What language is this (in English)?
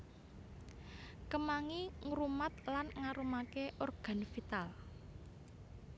Javanese